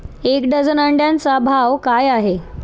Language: Marathi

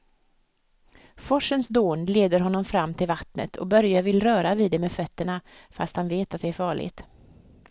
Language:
Swedish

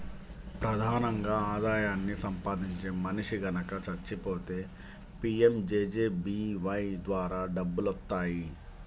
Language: Telugu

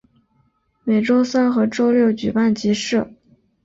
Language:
Chinese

